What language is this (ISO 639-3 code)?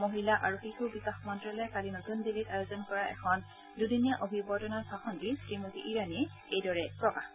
asm